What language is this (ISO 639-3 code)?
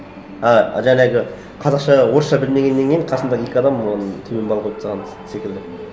kaz